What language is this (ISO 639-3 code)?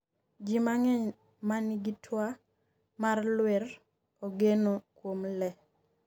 luo